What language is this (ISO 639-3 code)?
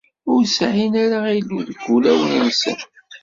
kab